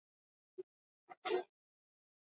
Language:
Swahili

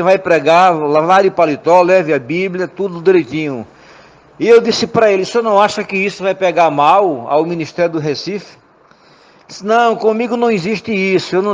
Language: Portuguese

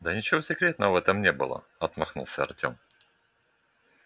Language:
Russian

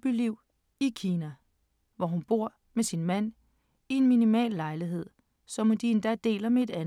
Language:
Danish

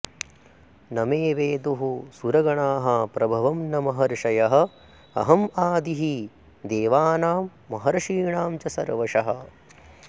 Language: Sanskrit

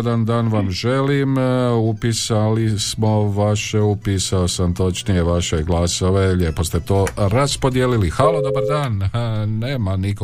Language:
Croatian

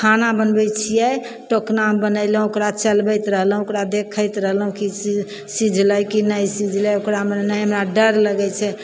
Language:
Maithili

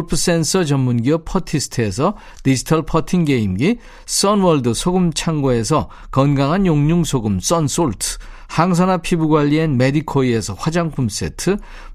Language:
Korean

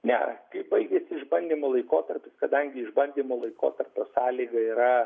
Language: Lithuanian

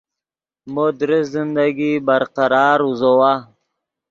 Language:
Yidgha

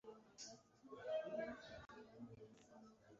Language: Kinyarwanda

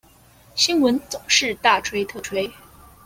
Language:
Chinese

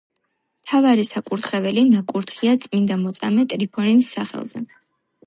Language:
Georgian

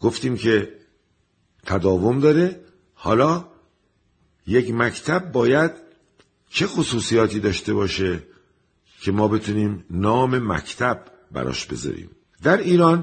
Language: Persian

